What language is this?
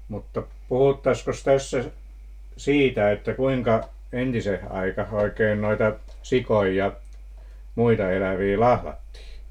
Finnish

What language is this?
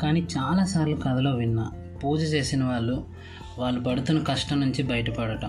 Telugu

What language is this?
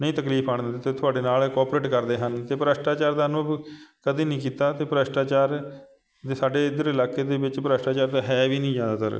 Punjabi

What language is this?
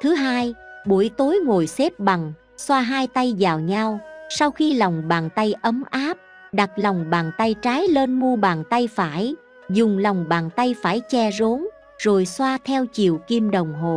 Vietnamese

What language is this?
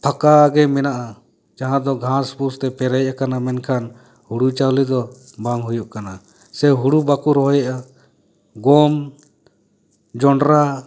Santali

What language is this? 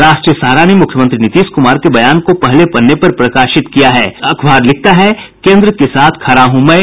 Hindi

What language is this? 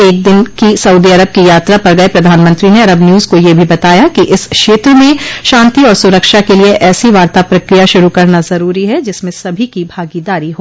Hindi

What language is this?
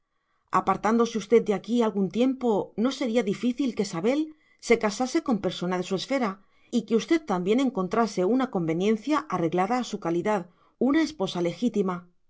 Spanish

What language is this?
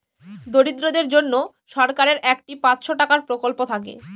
Bangla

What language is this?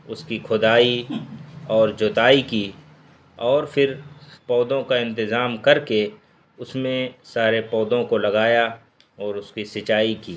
Urdu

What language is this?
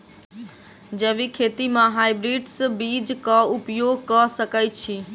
Maithili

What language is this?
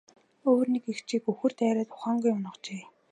Mongolian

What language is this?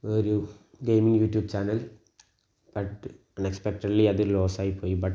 Malayalam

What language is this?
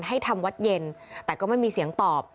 Thai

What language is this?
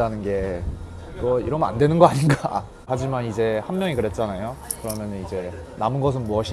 Korean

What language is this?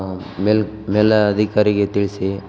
Kannada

